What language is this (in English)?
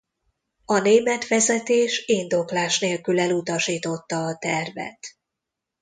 Hungarian